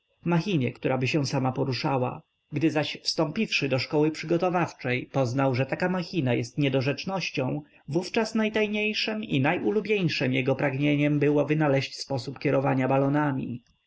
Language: Polish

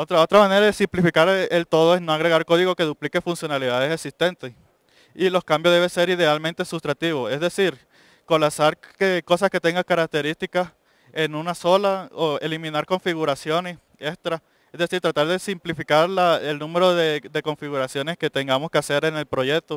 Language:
Spanish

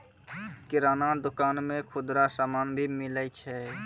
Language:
Maithili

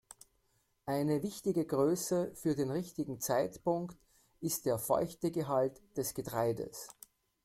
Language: German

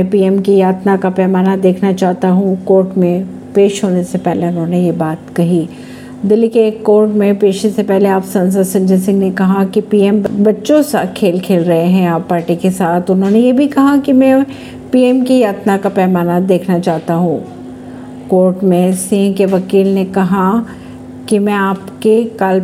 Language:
Hindi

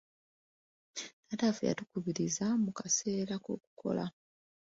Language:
Ganda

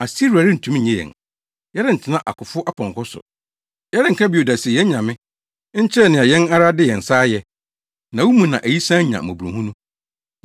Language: Akan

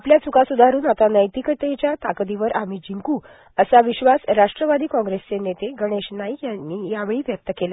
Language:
Marathi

